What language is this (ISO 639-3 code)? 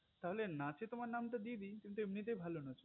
ben